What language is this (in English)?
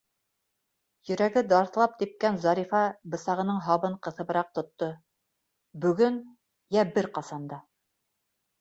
Bashkir